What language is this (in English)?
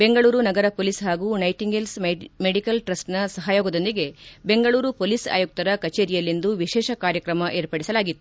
Kannada